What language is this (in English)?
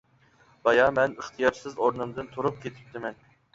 Uyghur